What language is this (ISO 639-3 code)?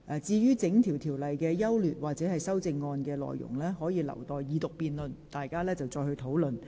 yue